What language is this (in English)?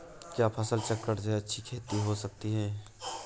Hindi